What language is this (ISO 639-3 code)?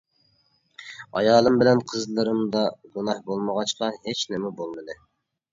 uig